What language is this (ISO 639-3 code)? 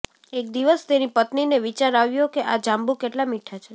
guj